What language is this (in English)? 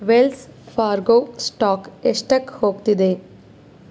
Kannada